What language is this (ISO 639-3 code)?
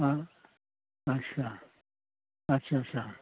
brx